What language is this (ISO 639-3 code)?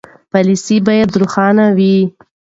pus